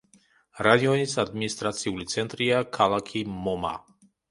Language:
Georgian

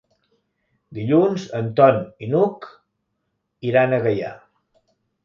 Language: Catalan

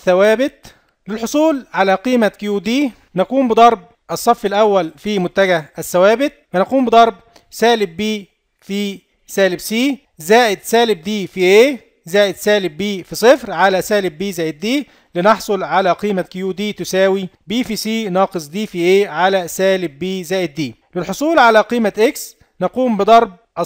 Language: Arabic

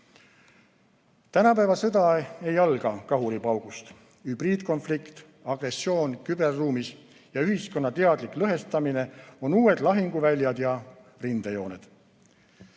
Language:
Estonian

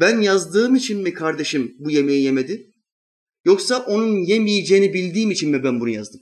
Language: Turkish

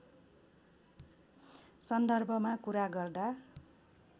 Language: Nepali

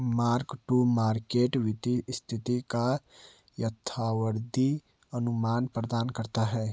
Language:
Hindi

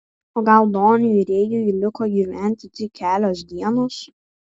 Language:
Lithuanian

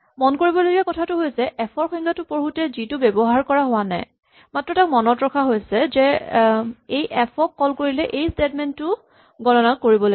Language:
Assamese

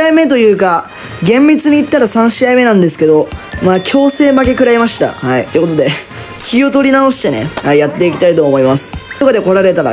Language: Japanese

